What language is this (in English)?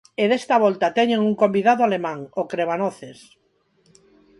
Galician